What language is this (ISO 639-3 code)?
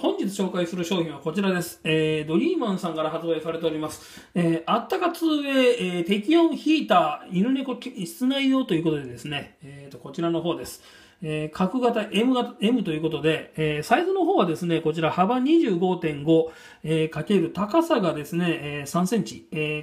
jpn